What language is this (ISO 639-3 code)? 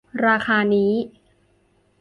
tha